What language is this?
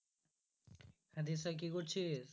Bangla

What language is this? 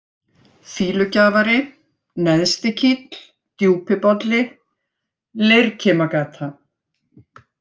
Icelandic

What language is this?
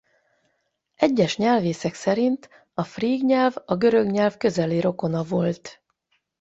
Hungarian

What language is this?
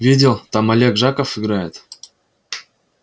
Russian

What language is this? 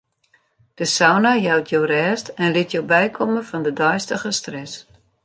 Western Frisian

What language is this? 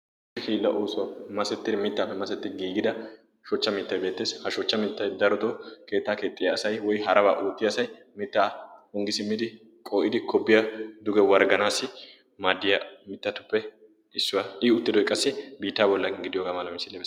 Wolaytta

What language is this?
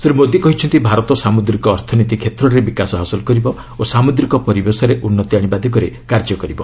Odia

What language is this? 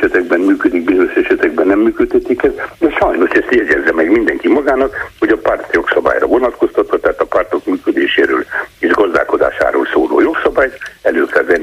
Hungarian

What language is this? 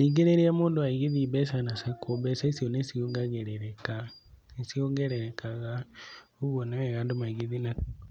Kikuyu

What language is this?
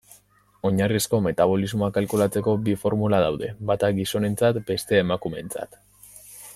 Basque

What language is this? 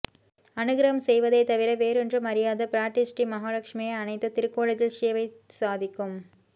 Tamil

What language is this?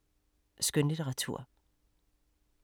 Danish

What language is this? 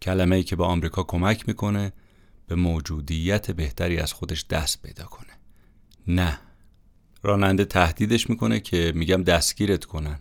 Persian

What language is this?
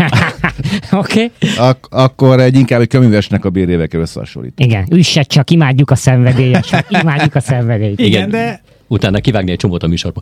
Hungarian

